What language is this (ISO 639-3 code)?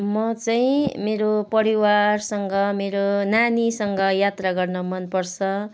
nep